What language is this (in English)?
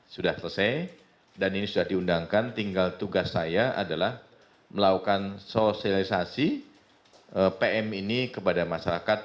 Indonesian